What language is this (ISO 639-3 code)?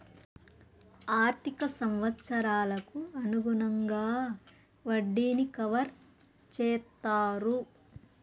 tel